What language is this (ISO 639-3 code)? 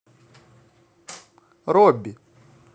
rus